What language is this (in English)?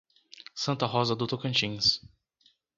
Portuguese